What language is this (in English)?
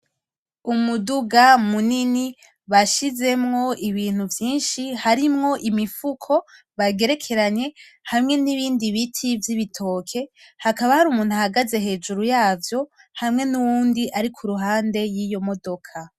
Rundi